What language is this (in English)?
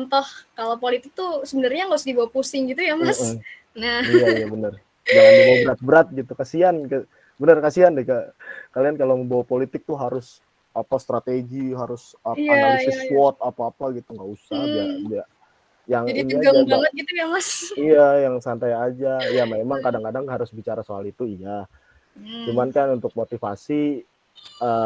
Indonesian